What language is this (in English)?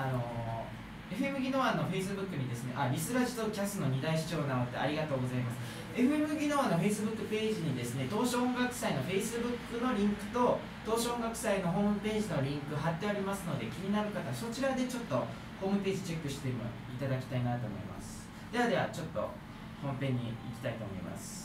Japanese